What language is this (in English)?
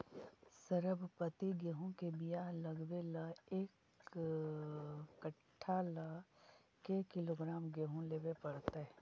Magahi